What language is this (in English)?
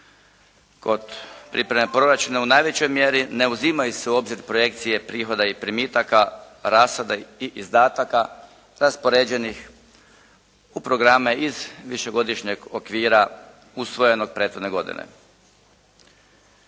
Croatian